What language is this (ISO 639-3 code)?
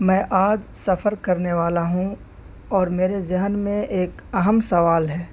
urd